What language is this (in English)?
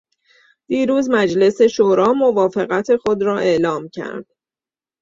Persian